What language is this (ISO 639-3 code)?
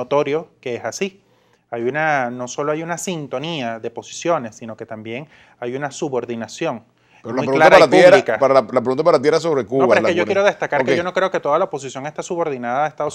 spa